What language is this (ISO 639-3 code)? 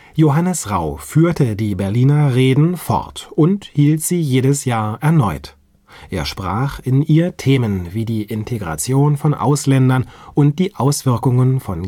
deu